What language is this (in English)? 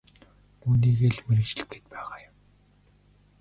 Mongolian